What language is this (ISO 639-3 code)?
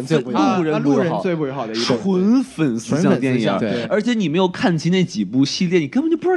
zho